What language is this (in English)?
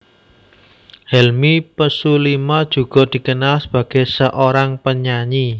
Javanese